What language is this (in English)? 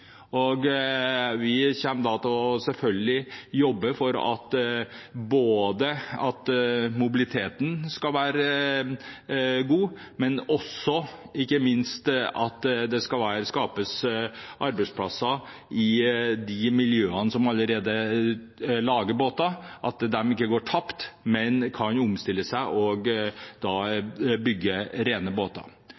Norwegian Bokmål